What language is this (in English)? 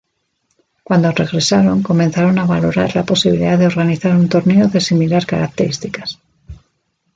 Spanish